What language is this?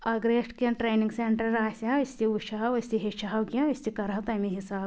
Kashmiri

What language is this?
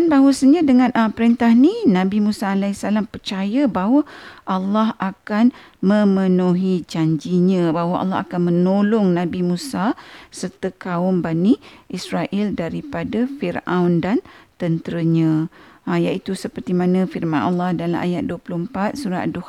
Malay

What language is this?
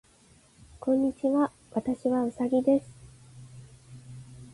Japanese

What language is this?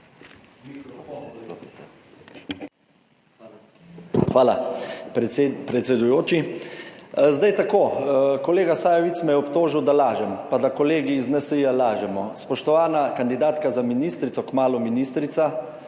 Slovenian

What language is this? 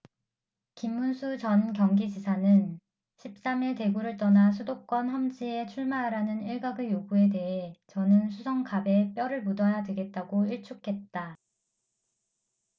Korean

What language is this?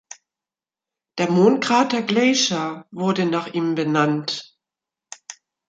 German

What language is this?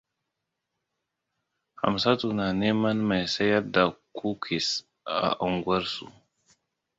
Hausa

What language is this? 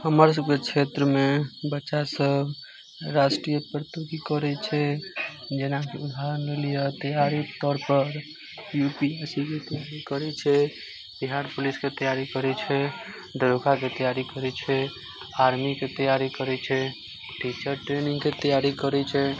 Maithili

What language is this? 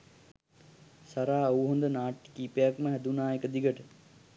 Sinhala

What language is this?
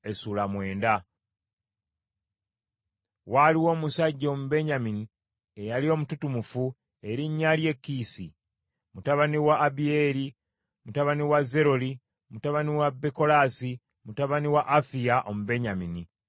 Ganda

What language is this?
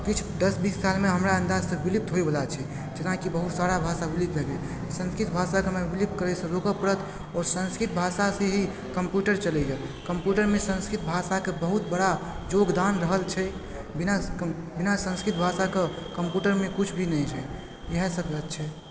Maithili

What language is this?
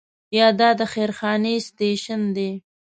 Pashto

